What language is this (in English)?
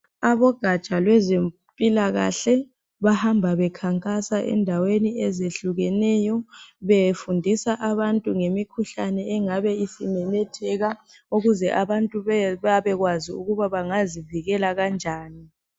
North Ndebele